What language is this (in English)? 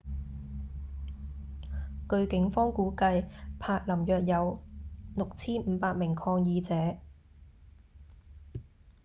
Cantonese